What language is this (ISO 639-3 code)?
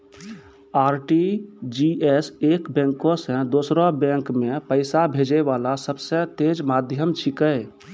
mai